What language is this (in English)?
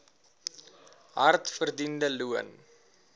Afrikaans